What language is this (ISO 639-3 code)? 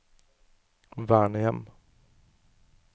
nor